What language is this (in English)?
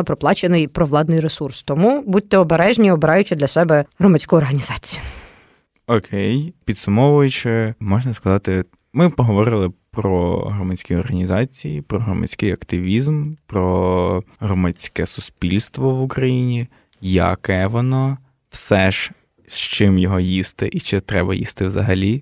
Ukrainian